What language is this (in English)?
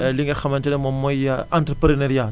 Wolof